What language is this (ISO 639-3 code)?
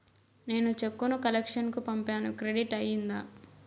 tel